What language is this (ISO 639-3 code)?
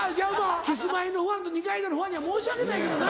jpn